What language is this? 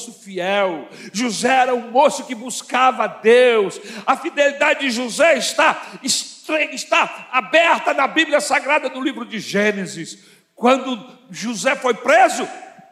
Portuguese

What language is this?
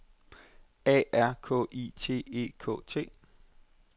Danish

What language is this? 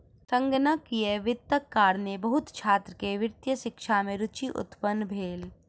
Maithili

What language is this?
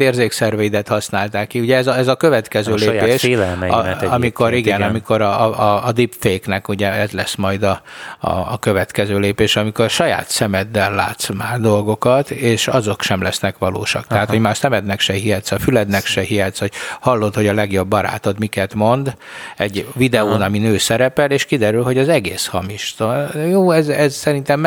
Hungarian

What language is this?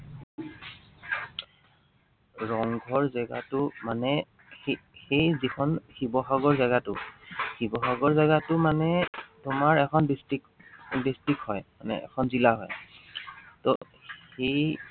Assamese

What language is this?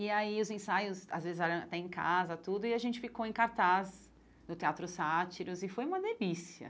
Portuguese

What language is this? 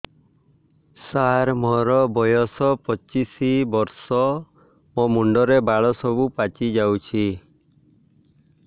Odia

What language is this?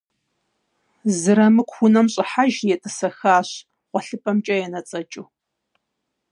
Kabardian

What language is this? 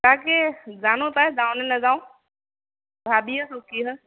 Assamese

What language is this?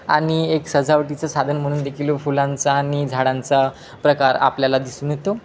Marathi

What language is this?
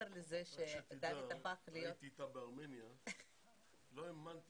Hebrew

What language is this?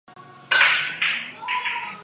Chinese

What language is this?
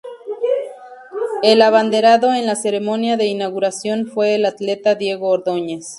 Spanish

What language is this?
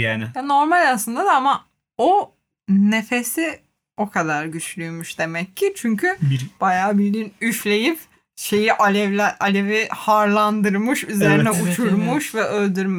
Turkish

